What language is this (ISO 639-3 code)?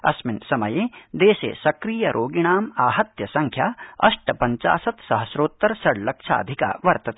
san